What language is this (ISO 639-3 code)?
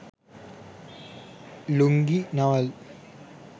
sin